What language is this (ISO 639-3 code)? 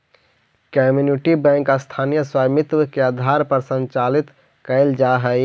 mag